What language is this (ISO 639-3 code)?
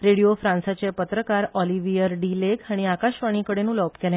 kok